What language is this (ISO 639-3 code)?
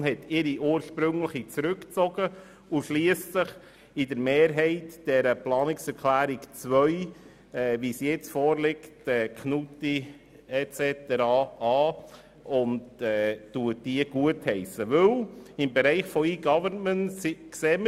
gsw